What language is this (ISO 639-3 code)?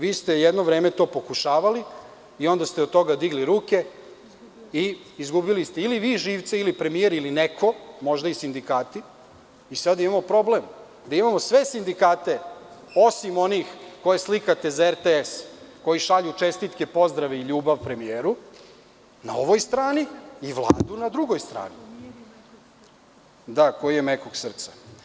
srp